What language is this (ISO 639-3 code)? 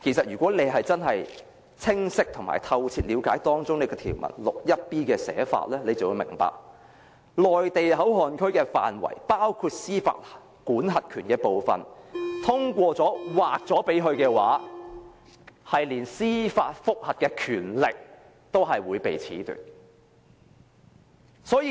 yue